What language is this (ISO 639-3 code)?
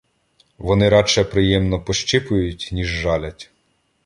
ukr